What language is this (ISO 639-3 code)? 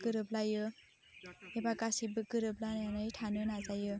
brx